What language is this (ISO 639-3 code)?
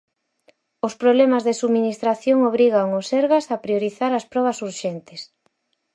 glg